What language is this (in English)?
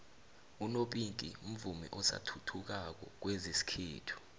South Ndebele